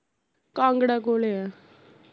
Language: Punjabi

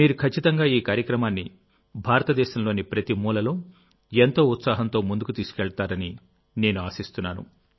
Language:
Telugu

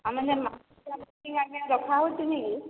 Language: Odia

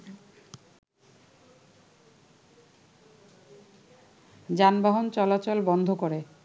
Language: Bangla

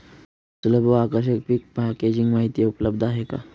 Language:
Marathi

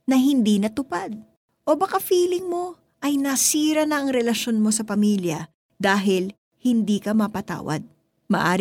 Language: Filipino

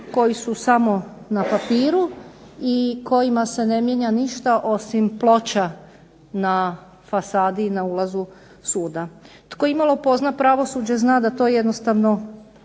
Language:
Croatian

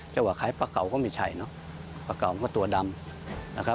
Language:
Thai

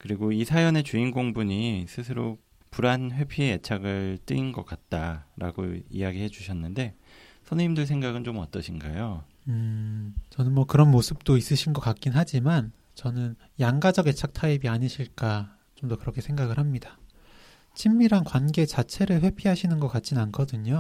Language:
Korean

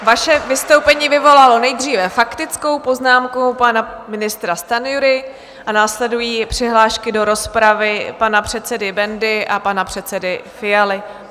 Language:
Czech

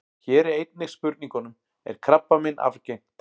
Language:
Icelandic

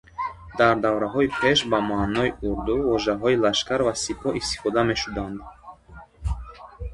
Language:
Tajik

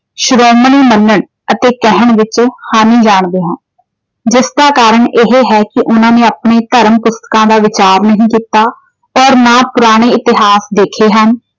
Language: Punjabi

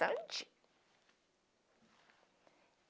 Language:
Portuguese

